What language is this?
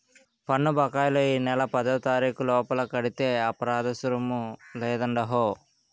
Telugu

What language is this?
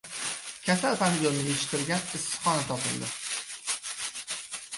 Uzbek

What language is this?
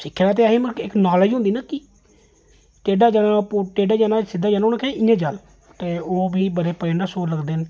Dogri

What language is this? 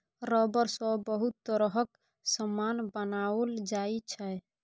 Maithili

